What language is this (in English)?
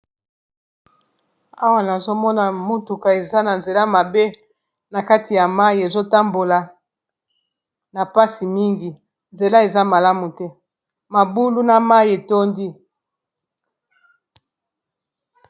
Lingala